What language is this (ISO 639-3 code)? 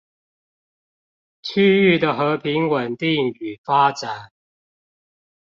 zho